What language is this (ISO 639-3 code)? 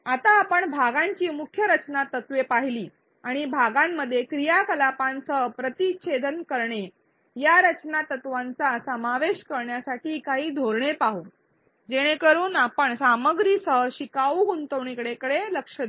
mar